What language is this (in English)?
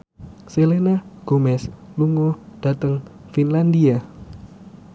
Javanese